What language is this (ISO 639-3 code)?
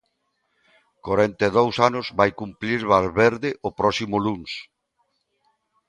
glg